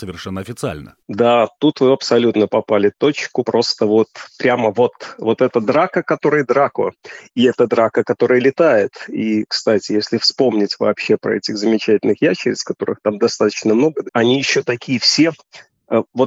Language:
Russian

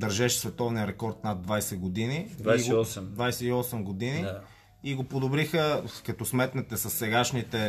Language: Bulgarian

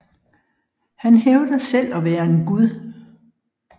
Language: Danish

